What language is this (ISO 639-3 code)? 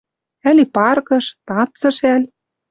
mrj